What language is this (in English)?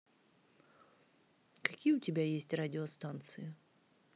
Russian